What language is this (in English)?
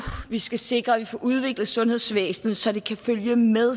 Danish